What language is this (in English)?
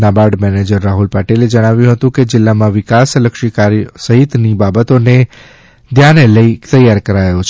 Gujarati